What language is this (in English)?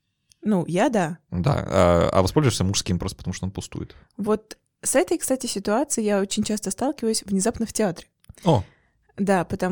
Russian